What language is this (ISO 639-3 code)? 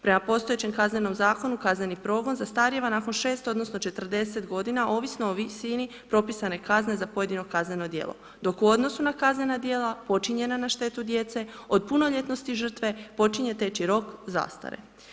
hrv